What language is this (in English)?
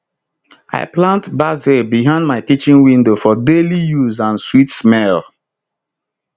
Nigerian Pidgin